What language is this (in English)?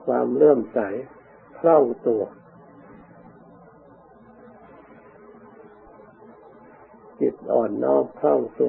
Thai